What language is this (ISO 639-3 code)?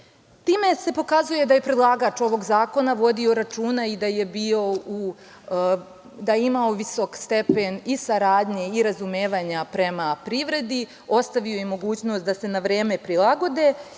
srp